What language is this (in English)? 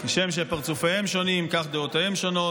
Hebrew